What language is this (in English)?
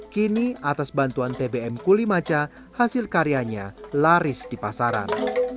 Indonesian